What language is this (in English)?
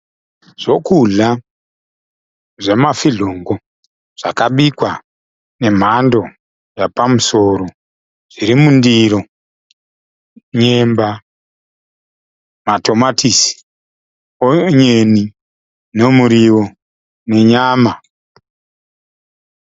Shona